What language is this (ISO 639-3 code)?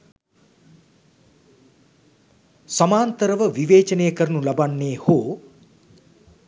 sin